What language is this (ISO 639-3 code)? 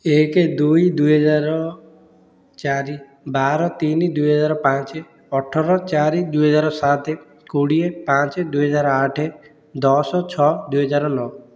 ori